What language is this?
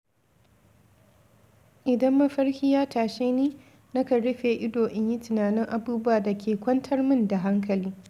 Hausa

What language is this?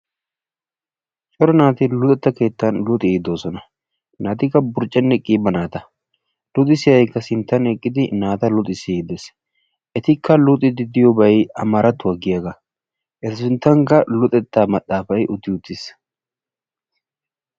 Wolaytta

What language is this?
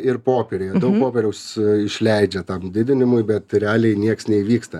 Lithuanian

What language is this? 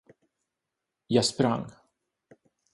Swedish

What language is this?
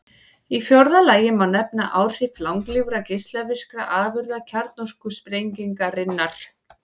Icelandic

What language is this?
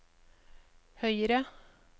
Norwegian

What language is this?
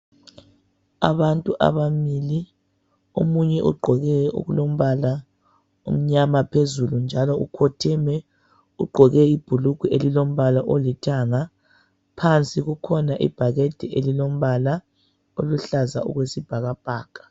North Ndebele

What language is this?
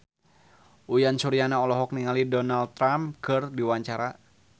Sundanese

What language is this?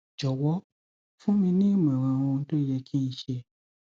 Yoruba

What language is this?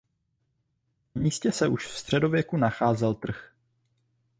Czech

